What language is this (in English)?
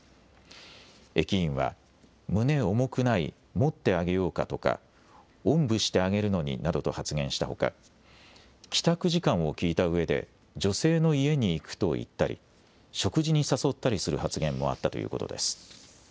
Japanese